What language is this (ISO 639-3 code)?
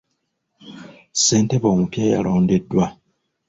lug